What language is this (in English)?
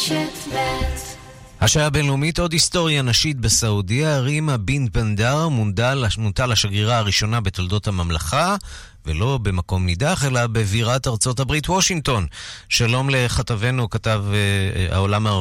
Hebrew